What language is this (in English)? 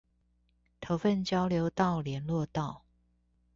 Chinese